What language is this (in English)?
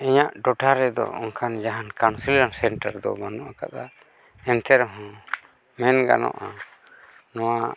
Santali